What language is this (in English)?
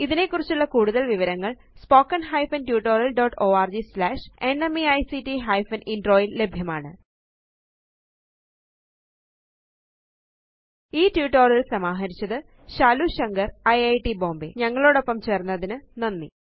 Malayalam